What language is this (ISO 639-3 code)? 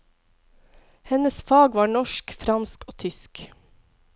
nor